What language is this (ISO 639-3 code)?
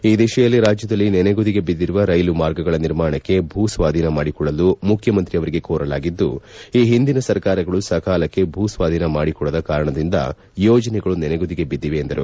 kan